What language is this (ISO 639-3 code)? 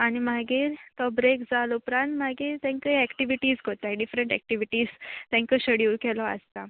kok